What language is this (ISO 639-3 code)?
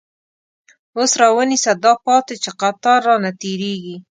pus